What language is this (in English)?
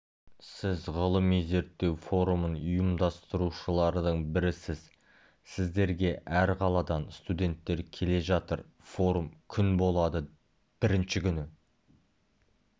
Kazakh